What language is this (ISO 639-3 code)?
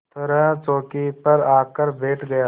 hin